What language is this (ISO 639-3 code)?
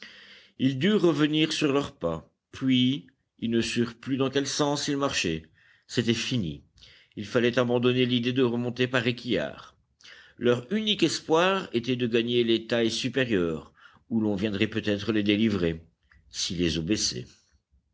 fra